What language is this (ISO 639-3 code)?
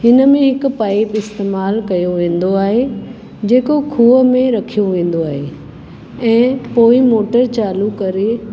snd